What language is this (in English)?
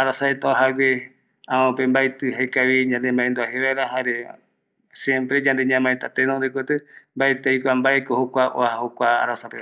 Eastern Bolivian Guaraní